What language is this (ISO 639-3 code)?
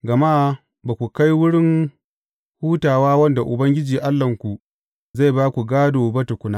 hau